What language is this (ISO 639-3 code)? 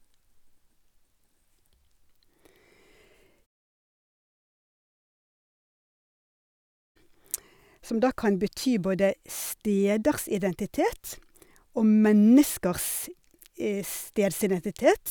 nor